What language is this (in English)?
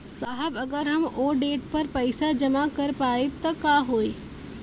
Bhojpuri